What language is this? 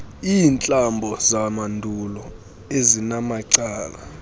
Xhosa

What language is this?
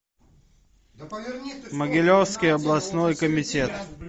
Russian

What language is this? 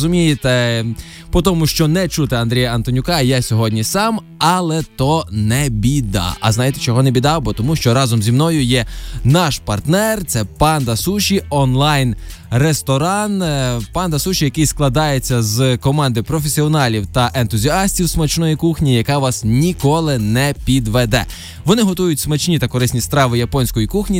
Ukrainian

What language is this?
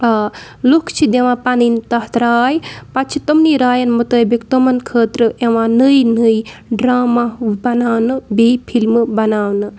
Kashmiri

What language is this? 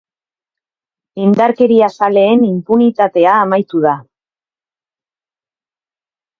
Basque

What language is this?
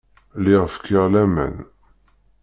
Kabyle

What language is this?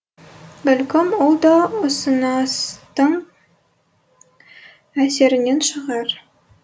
Kazakh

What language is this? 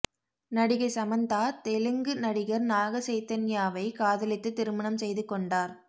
Tamil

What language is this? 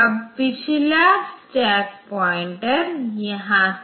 Hindi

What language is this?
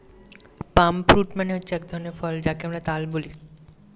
Bangla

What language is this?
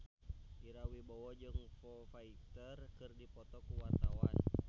Sundanese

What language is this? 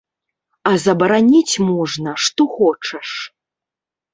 Belarusian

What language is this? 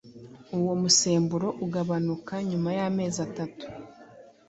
Kinyarwanda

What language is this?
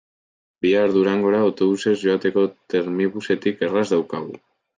Basque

